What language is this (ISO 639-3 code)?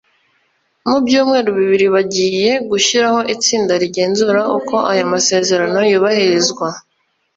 kin